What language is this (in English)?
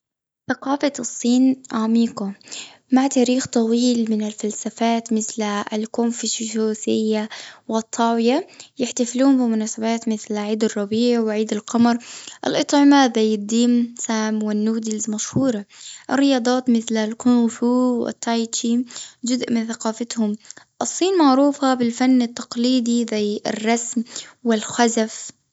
Gulf Arabic